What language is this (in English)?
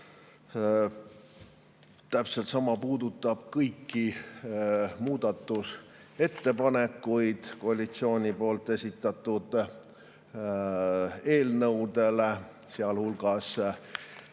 Estonian